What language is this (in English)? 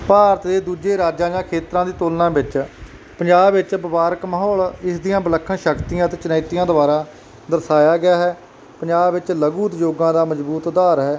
Punjabi